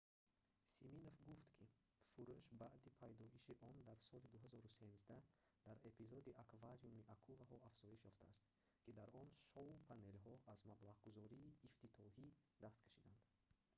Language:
Tajik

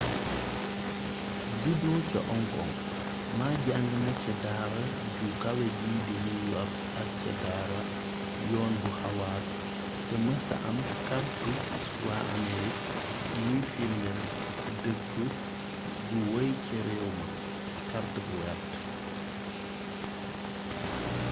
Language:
Wolof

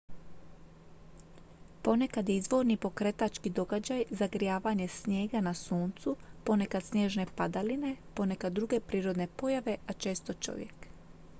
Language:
Croatian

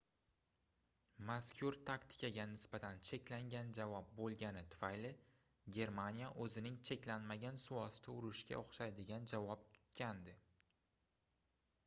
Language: Uzbek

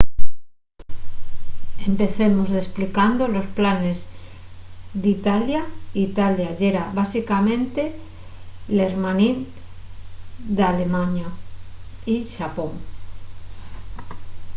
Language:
Asturian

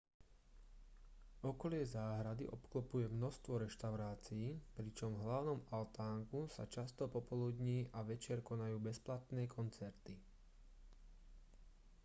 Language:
Slovak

